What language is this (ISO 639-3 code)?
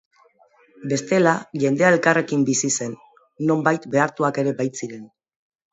eus